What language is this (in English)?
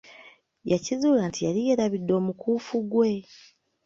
Ganda